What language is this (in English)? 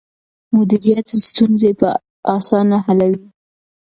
Pashto